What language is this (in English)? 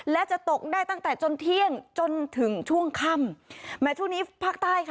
Thai